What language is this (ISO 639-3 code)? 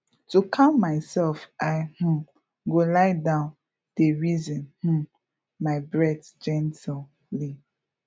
pcm